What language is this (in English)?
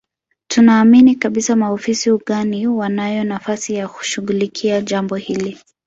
Swahili